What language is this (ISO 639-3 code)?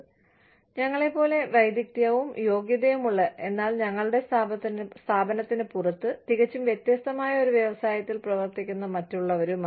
mal